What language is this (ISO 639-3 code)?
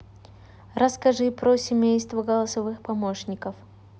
rus